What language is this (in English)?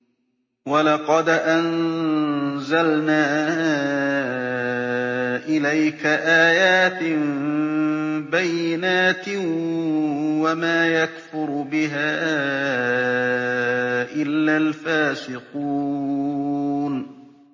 Arabic